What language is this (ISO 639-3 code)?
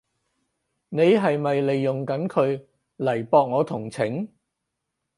yue